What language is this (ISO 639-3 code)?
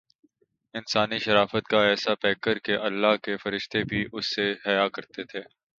urd